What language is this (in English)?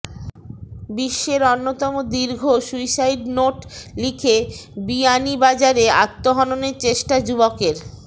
Bangla